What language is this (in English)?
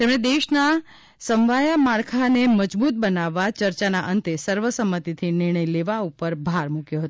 Gujarati